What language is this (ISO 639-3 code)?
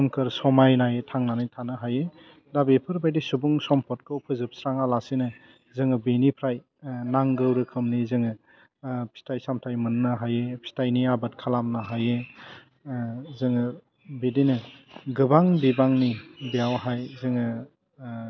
brx